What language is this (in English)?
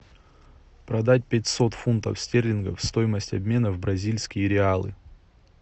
Russian